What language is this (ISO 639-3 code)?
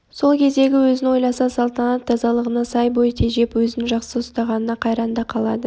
kaz